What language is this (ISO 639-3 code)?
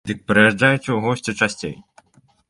bel